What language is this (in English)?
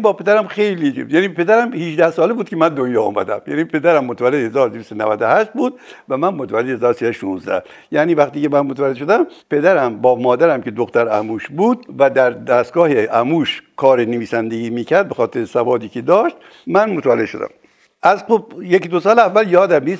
Persian